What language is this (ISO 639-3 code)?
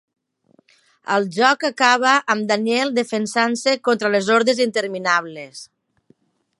cat